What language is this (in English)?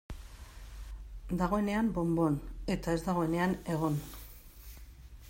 Basque